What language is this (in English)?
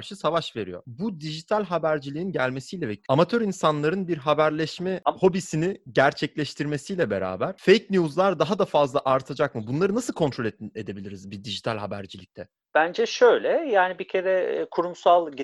Turkish